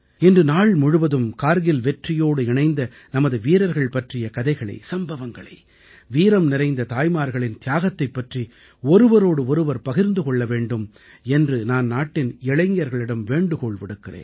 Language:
Tamil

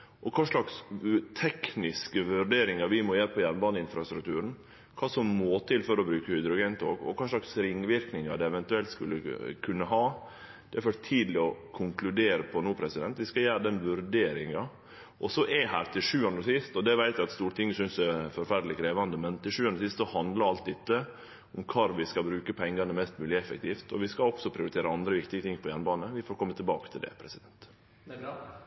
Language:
Norwegian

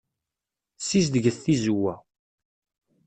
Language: Kabyle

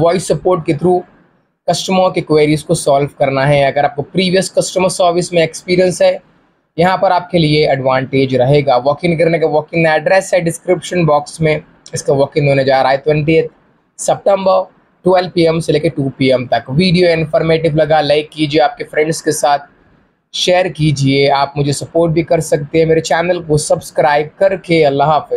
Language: Hindi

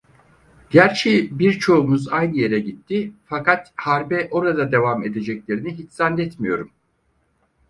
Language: Turkish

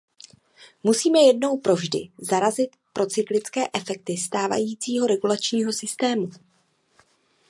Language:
Czech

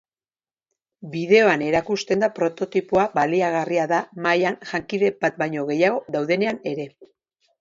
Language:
Basque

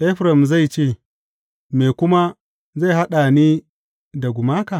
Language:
Hausa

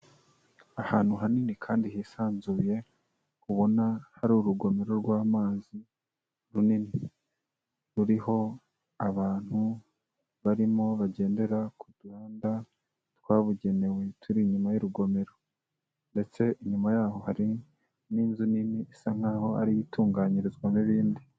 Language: Kinyarwanda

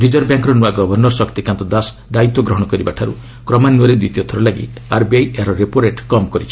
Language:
Odia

